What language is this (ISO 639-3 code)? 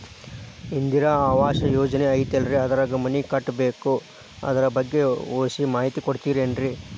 kan